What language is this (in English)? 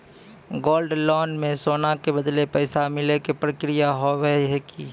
Maithili